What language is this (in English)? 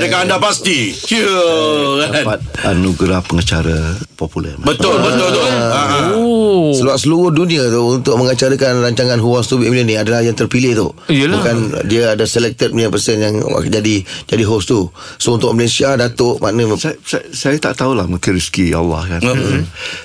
Malay